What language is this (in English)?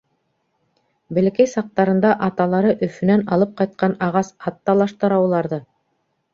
Bashkir